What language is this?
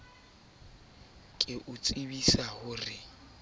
Southern Sotho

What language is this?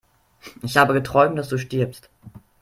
German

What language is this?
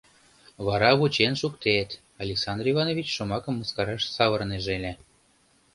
Mari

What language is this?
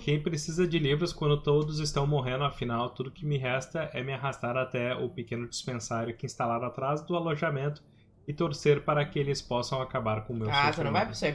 Portuguese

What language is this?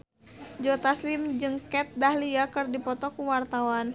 Sundanese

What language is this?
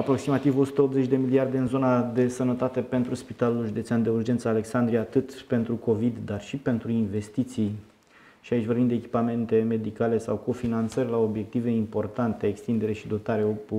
Romanian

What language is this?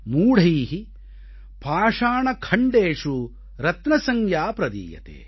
Tamil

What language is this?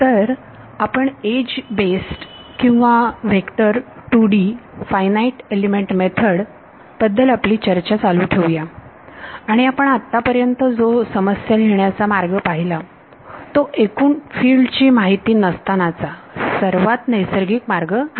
Marathi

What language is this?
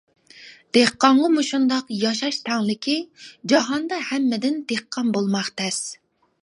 Uyghur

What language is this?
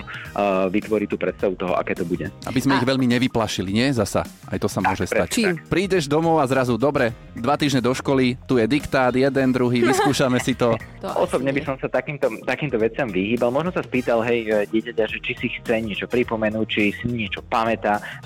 Slovak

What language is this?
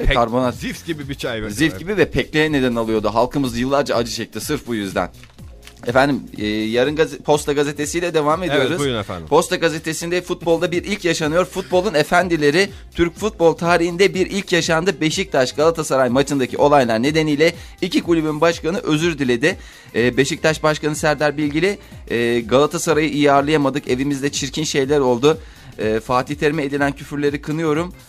Turkish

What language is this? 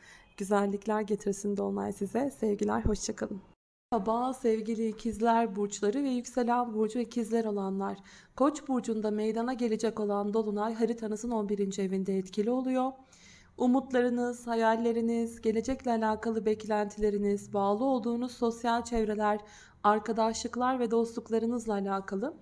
Turkish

